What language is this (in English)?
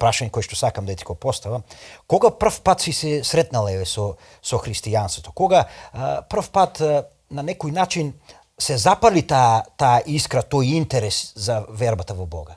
Macedonian